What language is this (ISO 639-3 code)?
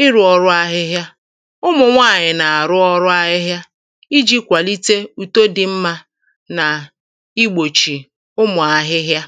ibo